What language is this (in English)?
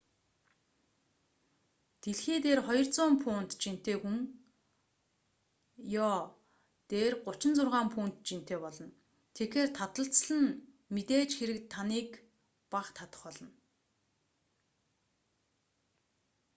Mongolian